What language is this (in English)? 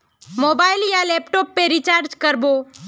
Magahi